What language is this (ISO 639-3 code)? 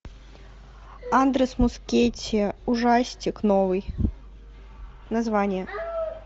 rus